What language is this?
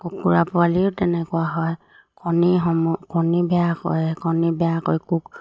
Assamese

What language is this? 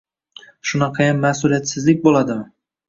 Uzbek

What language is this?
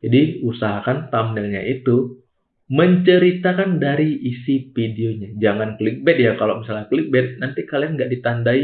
Indonesian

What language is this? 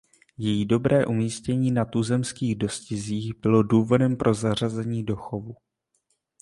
Czech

